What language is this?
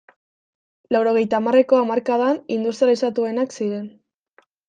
Basque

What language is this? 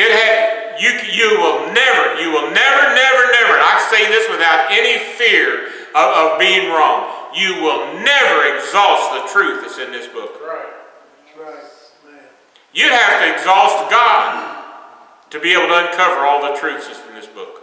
English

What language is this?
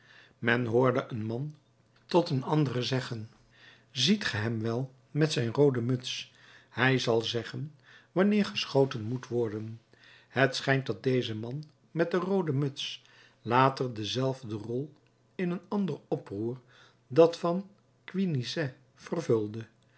Dutch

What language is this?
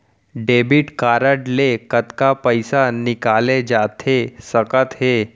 Chhattisgarhi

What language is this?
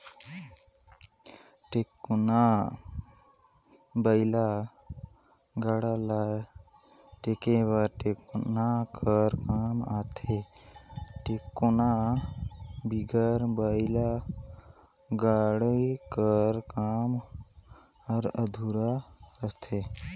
Chhattisgarhi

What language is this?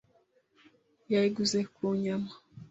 Kinyarwanda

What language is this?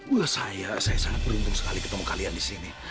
Indonesian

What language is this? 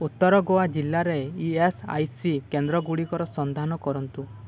Odia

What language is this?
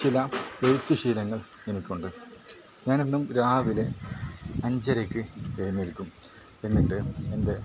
Malayalam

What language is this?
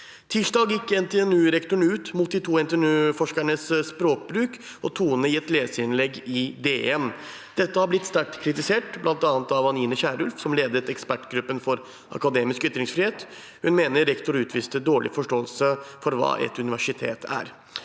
Norwegian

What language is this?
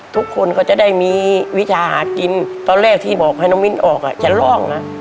Thai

